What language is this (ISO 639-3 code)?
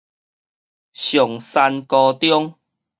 nan